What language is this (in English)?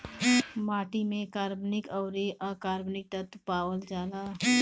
Bhojpuri